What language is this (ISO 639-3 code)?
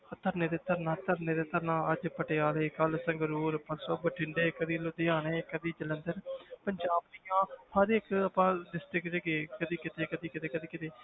pan